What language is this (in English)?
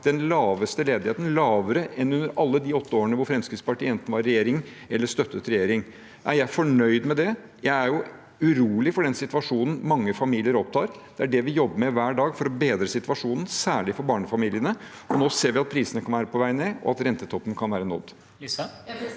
Norwegian